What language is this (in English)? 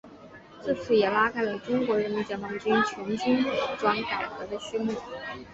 Chinese